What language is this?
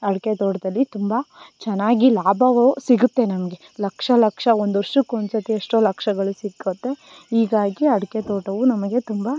Kannada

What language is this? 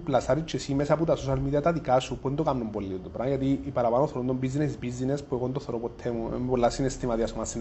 Greek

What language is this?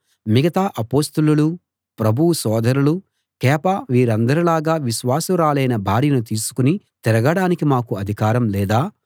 Telugu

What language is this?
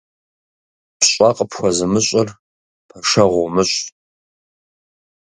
Kabardian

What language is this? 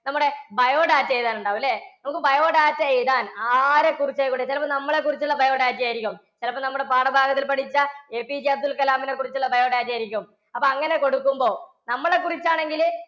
Malayalam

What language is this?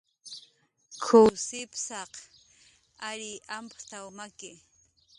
Jaqaru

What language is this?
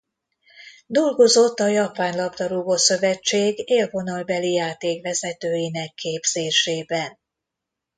Hungarian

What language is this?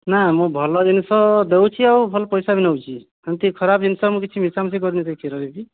Odia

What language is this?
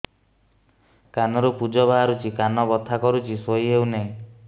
Odia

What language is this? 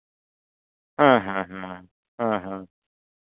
Santali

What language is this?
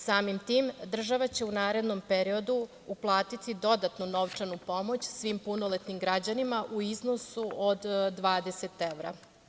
Serbian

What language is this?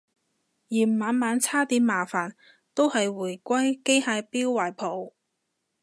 Cantonese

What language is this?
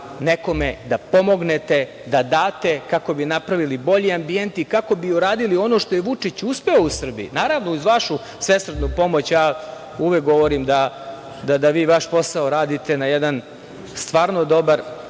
Serbian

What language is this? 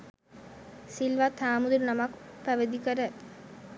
Sinhala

